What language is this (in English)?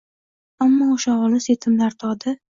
Uzbek